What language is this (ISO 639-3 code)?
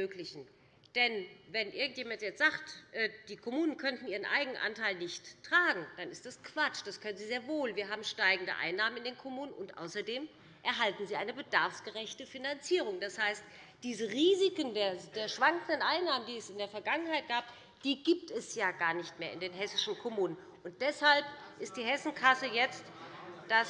deu